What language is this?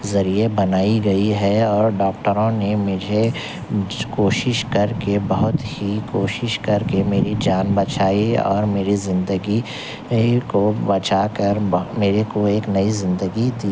Urdu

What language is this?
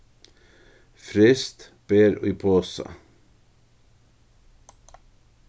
Faroese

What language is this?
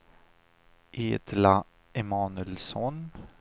Swedish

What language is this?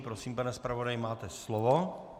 Czech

